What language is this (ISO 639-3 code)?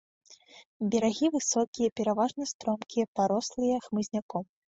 bel